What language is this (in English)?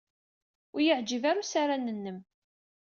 Kabyle